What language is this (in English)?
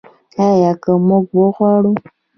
Pashto